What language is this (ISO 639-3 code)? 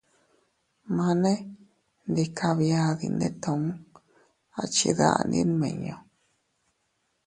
cut